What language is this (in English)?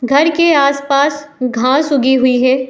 Hindi